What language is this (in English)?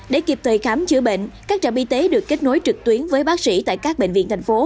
Vietnamese